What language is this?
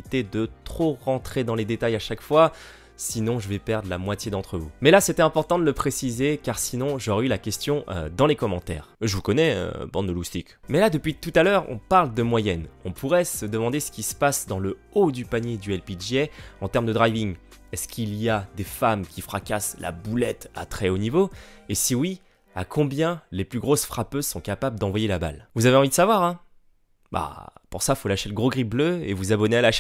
French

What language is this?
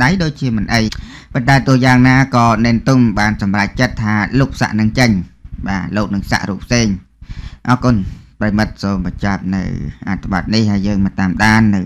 Thai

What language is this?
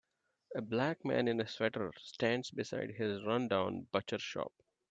English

